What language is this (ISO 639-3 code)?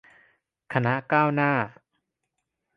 tha